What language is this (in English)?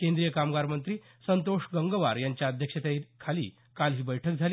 Marathi